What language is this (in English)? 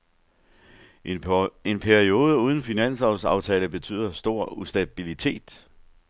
Danish